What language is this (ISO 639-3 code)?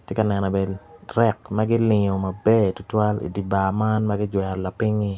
ach